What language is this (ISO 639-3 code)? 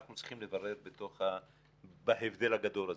heb